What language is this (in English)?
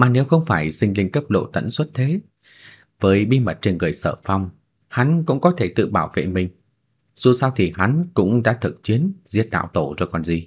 Vietnamese